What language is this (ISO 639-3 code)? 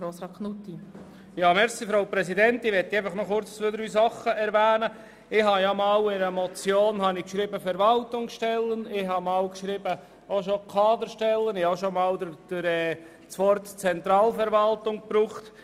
gsw